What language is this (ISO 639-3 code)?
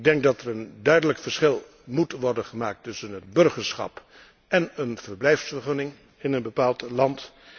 nld